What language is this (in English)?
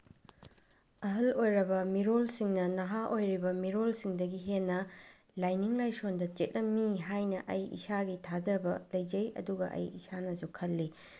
Manipuri